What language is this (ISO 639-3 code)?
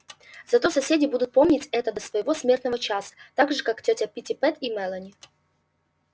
rus